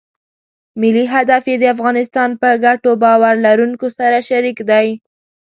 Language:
Pashto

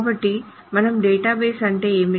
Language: Telugu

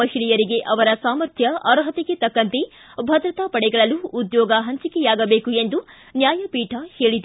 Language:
Kannada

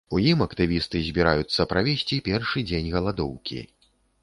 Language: Belarusian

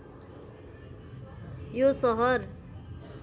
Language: Nepali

